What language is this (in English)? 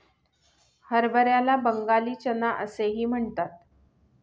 Marathi